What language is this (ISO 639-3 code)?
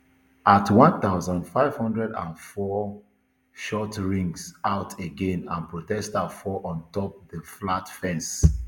pcm